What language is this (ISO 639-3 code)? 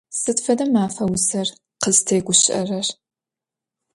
ady